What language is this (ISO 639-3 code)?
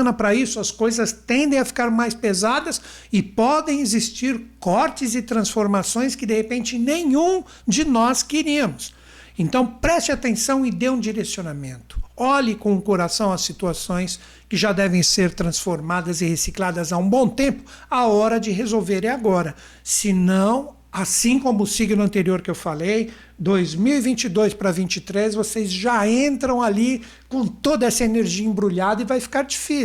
por